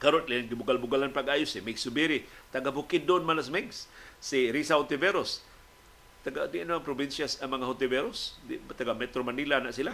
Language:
Filipino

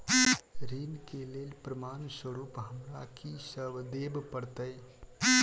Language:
Maithili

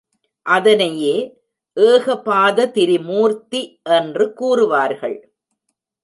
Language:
Tamil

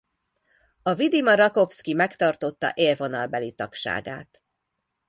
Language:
Hungarian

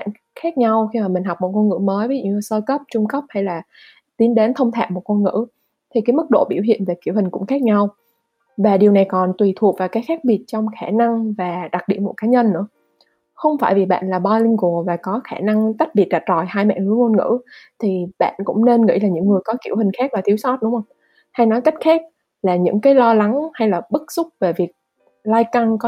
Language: Vietnamese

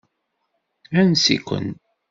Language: Kabyle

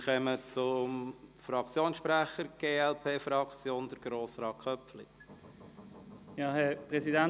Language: Swiss German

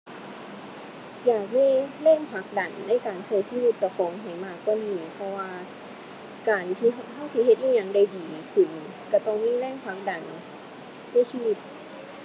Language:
Thai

